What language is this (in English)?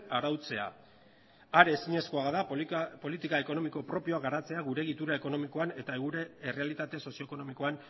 Basque